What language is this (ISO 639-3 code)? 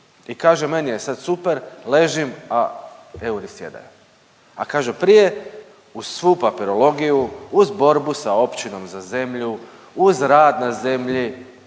hrv